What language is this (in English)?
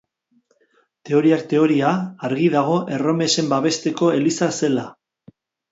Basque